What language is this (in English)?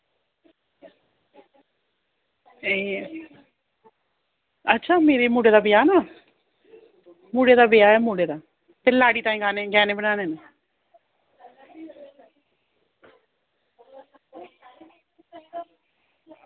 Dogri